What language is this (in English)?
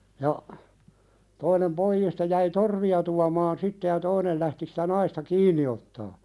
Finnish